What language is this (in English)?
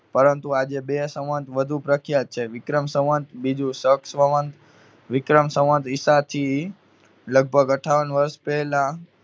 Gujarati